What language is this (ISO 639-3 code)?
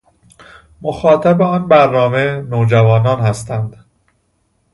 fas